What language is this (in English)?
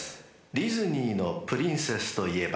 Japanese